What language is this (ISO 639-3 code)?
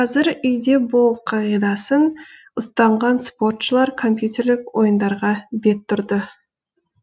kaz